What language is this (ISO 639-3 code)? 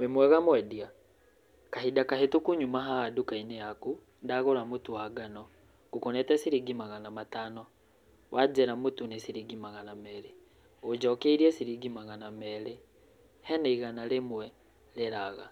kik